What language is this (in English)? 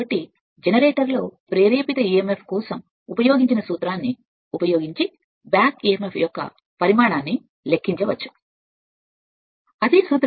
Telugu